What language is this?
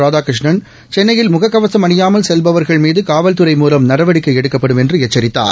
Tamil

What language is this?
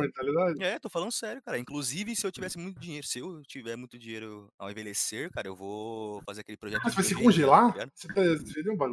Portuguese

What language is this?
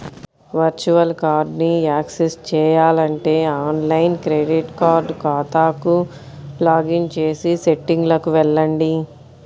Telugu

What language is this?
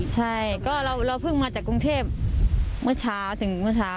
Thai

